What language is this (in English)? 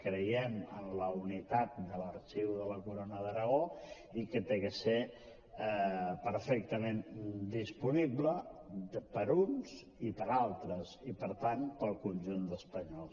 Catalan